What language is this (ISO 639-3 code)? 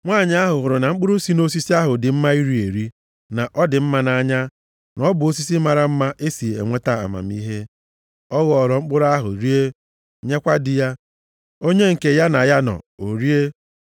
ibo